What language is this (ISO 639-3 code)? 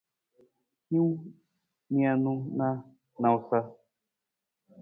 nmz